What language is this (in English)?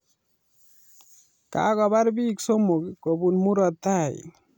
Kalenjin